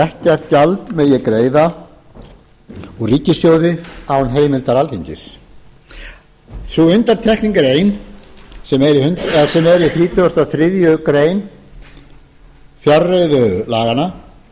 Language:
Icelandic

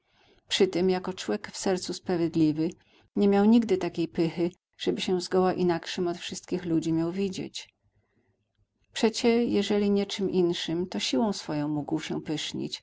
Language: Polish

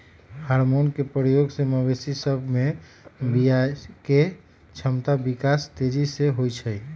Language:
Magahi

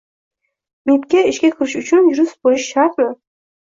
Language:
Uzbek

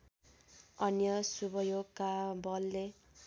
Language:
Nepali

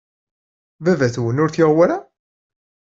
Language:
Kabyle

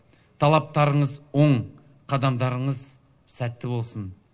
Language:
Kazakh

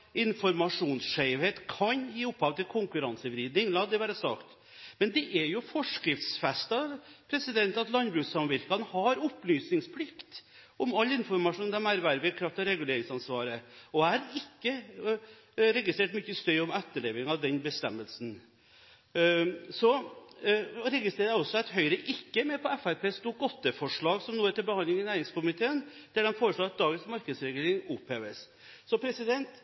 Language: Norwegian Bokmål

